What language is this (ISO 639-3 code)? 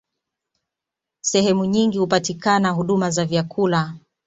swa